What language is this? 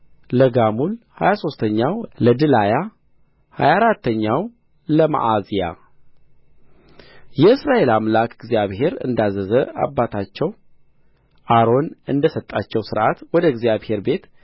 Amharic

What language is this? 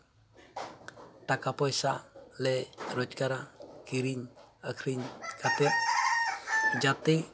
Santali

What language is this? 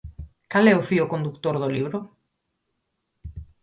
Galician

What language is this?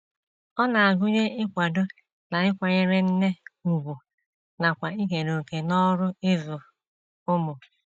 Igbo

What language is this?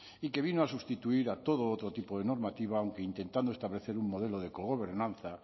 Spanish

